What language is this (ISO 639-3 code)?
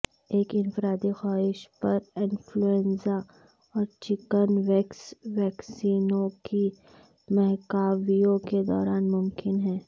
urd